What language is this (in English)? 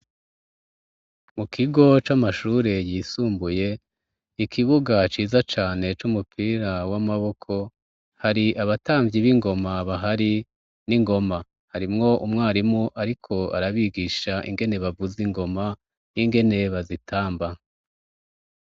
Rundi